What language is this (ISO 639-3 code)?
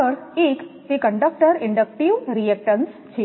guj